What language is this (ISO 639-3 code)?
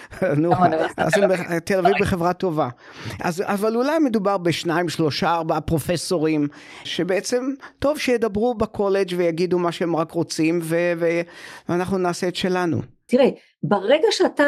heb